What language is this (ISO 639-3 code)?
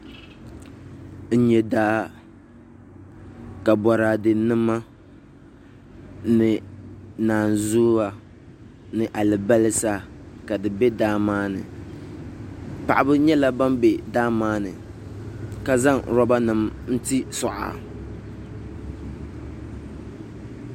dag